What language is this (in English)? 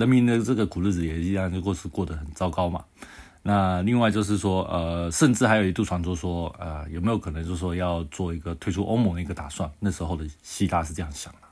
Chinese